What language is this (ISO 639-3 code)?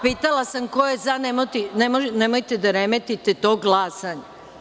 srp